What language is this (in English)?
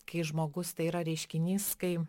Lithuanian